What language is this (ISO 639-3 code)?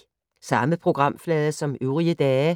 dan